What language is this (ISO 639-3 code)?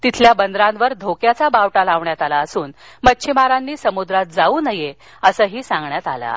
mar